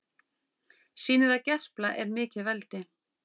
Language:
Icelandic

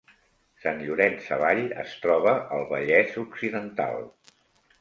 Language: Catalan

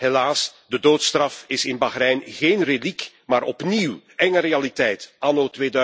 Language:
Dutch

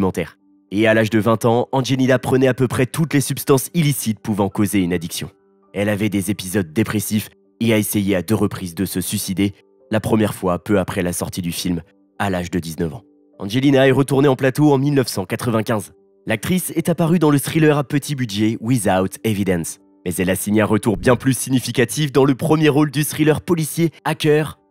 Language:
French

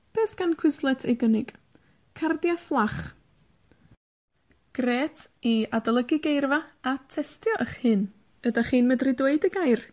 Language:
Welsh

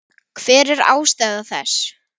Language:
Icelandic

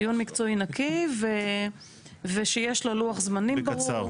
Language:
Hebrew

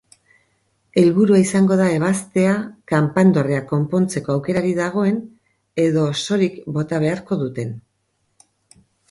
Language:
Basque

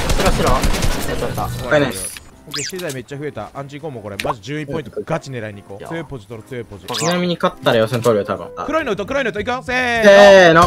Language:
Japanese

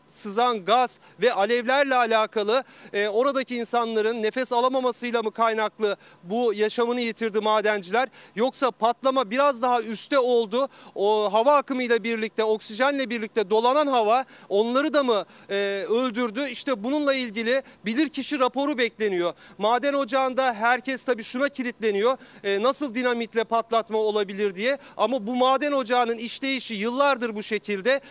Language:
Turkish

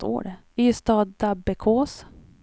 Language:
Swedish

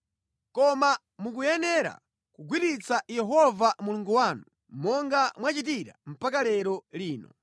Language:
Nyanja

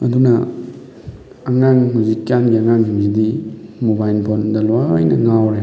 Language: Manipuri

